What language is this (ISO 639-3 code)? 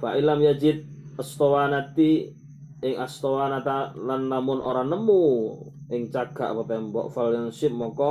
msa